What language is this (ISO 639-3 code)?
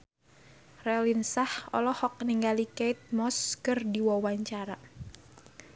sun